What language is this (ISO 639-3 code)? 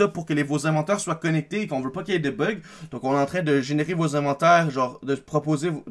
fra